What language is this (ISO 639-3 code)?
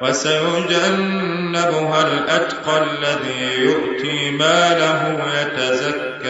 ara